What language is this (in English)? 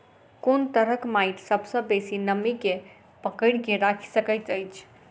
Maithili